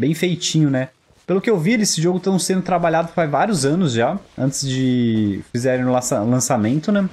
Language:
Portuguese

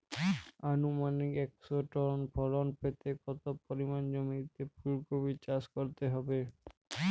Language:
Bangla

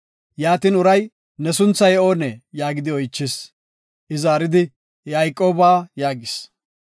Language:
Gofa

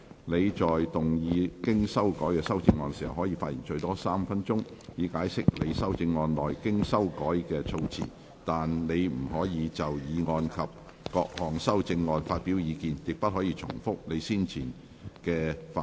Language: Cantonese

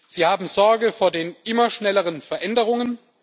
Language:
German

